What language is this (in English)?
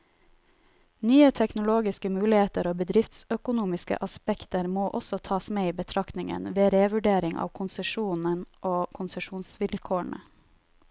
Norwegian